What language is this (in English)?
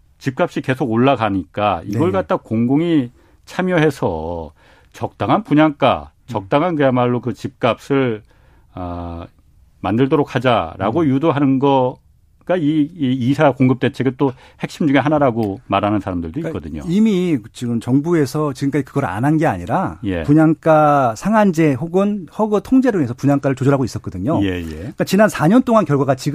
Korean